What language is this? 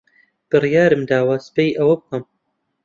Central Kurdish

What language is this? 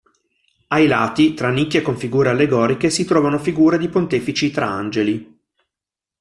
Italian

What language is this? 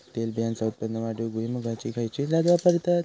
Marathi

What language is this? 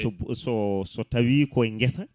Fula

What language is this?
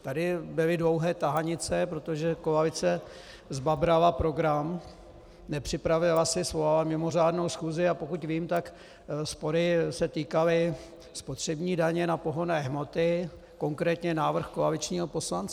Czech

